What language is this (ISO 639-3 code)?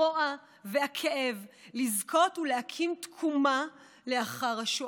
heb